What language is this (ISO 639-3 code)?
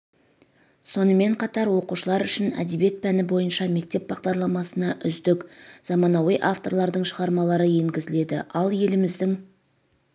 kaz